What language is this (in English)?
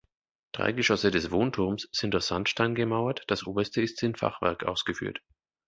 German